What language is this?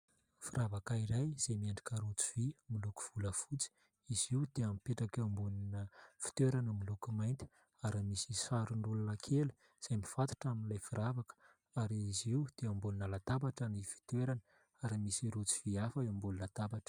Malagasy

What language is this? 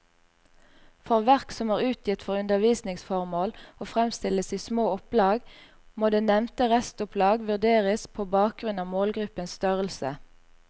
Norwegian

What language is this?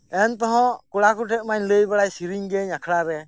Santali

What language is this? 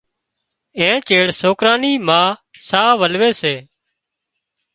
Wadiyara Koli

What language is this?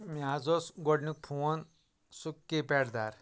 Kashmiri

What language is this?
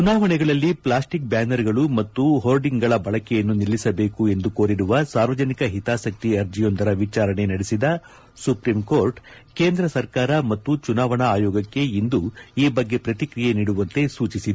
Kannada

